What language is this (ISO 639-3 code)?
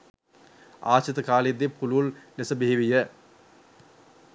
sin